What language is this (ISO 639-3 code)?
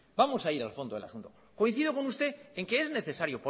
spa